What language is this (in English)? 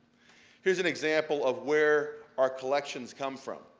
English